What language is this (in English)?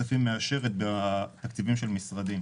Hebrew